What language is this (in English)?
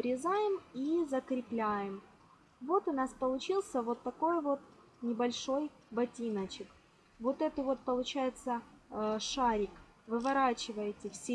Russian